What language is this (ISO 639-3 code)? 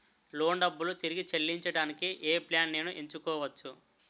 tel